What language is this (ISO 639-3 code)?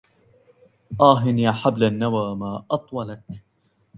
ara